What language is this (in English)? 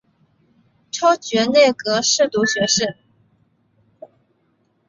Chinese